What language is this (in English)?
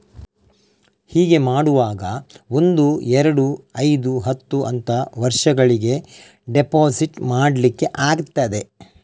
Kannada